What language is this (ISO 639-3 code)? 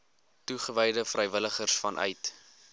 afr